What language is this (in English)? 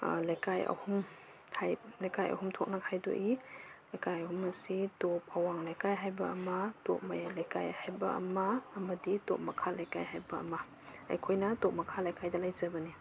Manipuri